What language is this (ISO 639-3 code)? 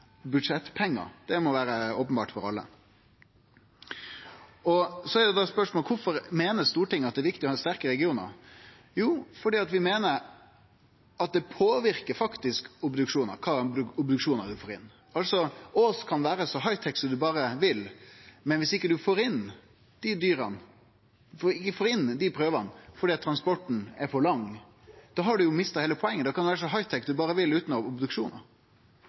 nno